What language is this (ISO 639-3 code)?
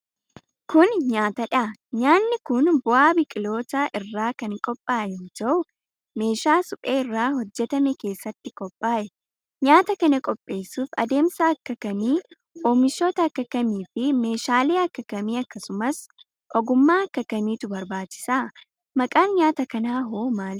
orm